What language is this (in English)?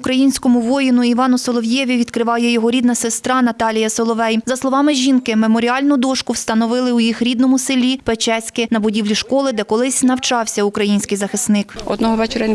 Ukrainian